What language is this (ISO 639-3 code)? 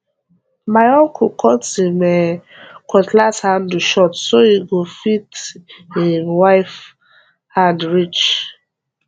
pcm